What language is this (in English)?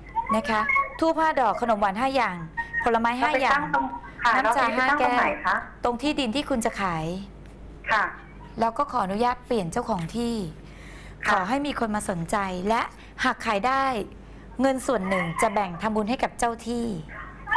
Thai